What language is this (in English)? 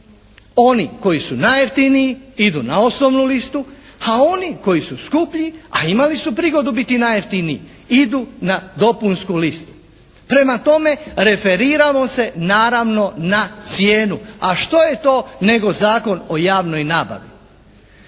Croatian